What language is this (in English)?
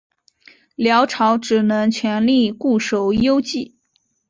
Chinese